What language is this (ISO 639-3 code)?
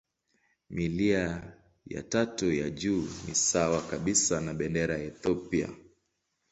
swa